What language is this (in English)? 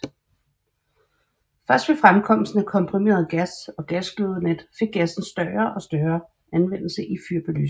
Danish